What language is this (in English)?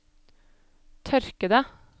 Norwegian